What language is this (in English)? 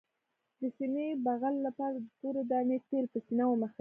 Pashto